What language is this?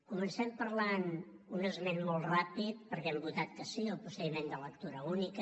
Catalan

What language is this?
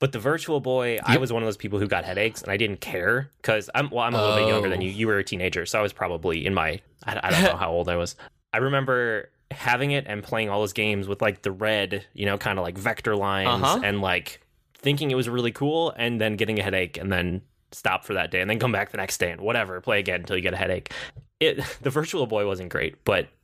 English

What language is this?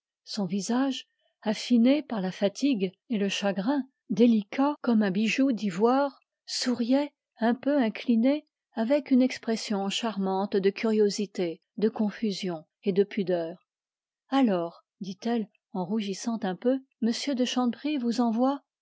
French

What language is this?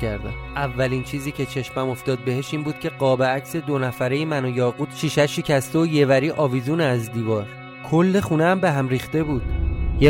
Persian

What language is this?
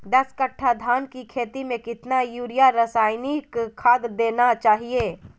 Magahi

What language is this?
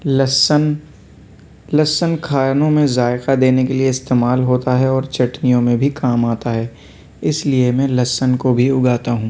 Urdu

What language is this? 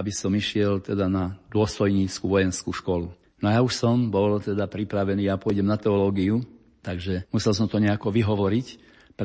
Slovak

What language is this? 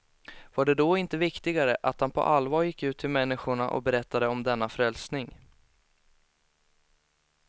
Swedish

